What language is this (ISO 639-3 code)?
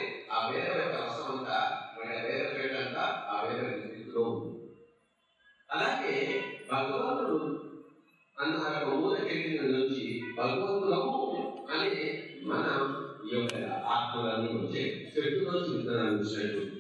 ara